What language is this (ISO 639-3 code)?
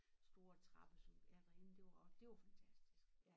dan